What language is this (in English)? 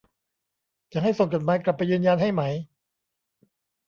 Thai